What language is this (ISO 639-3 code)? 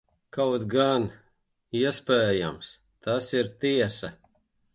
lav